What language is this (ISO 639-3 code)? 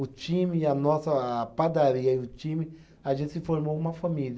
por